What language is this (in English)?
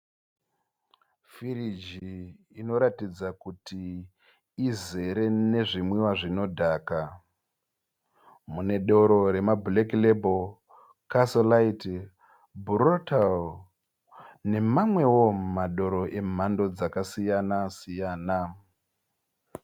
Shona